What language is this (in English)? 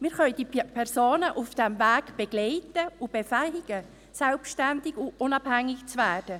Swiss German